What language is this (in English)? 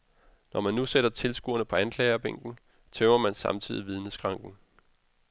Danish